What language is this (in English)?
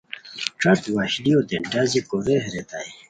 Khowar